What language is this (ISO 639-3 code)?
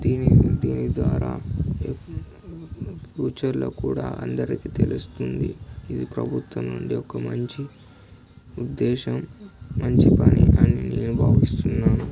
tel